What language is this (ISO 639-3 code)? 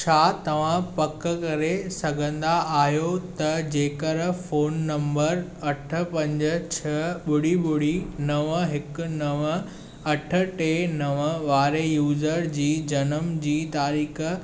snd